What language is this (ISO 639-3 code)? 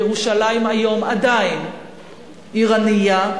heb